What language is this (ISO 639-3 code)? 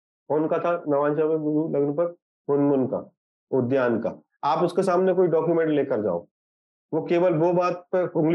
hin